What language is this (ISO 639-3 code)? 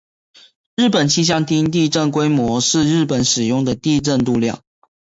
zho